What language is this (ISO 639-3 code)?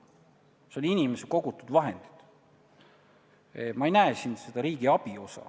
est